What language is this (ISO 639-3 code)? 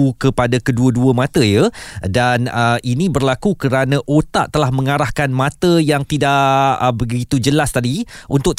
msa